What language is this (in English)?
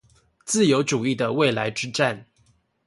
Chinese